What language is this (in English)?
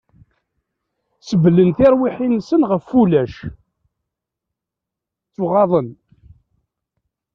Kabyle